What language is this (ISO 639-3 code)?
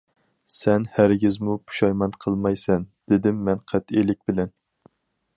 uig